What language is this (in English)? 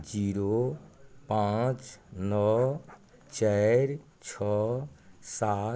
Maithili